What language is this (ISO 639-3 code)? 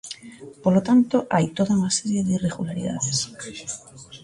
glg